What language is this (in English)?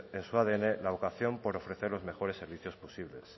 Spanish